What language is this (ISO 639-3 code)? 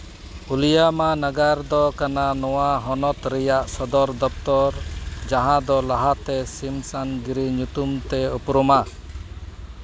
sat